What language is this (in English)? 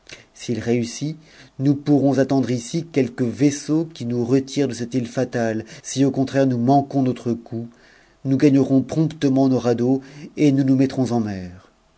French